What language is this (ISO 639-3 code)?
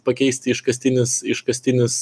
lit